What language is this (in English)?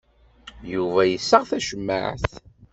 Kabyle